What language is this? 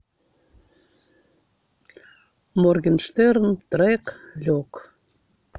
Russian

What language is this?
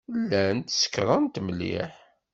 Kabyle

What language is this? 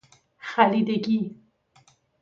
Persian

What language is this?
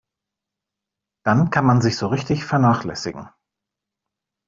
German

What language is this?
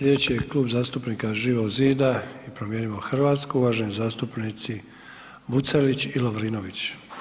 Croatian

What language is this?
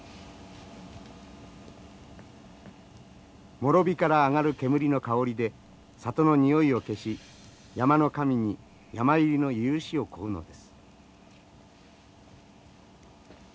Japanese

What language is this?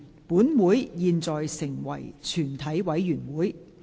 Cantonese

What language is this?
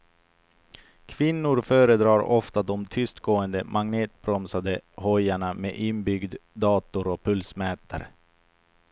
Swedish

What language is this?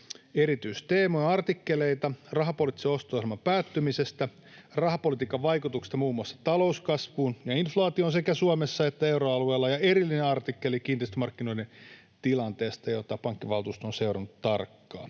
Finnish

